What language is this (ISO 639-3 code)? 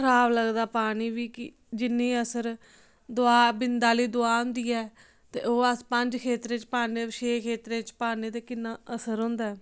doi